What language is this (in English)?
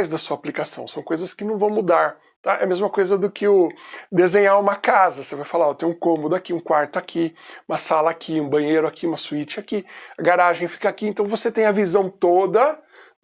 Portuguese